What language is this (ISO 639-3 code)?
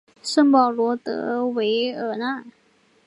zho